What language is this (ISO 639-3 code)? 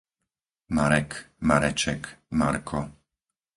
slk